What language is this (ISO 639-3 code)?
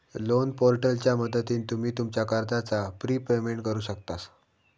mar